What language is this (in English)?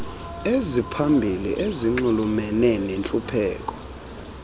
Xhosa